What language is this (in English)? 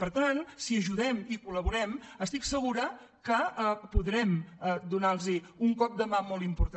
Catalan